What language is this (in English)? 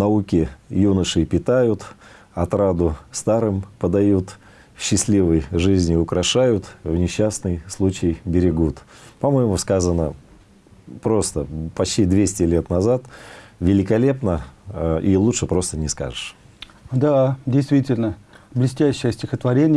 Russian